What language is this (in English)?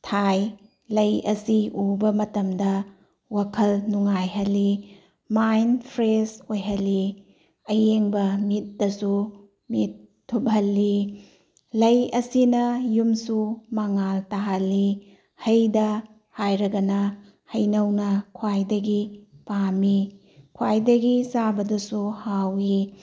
Manipuri